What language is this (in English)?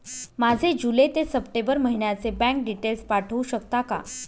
Marathi